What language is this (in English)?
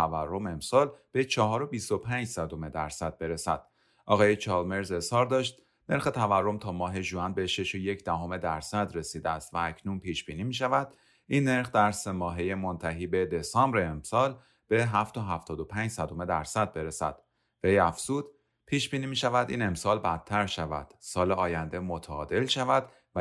Persian